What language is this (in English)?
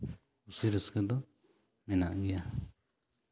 Santali